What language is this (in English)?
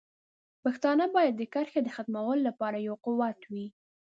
Pashto